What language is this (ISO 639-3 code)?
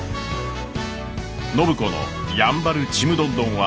jpn